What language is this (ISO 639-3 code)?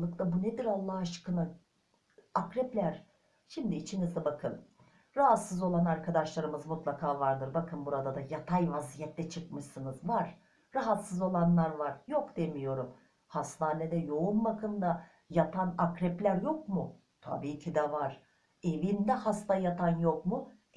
tur